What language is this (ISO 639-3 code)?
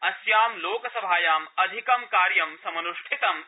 san